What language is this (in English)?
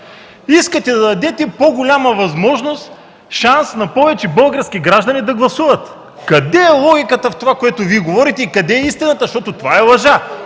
Bulgarian